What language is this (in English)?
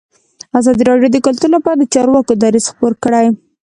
Pashto